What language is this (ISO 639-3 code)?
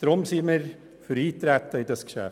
gsw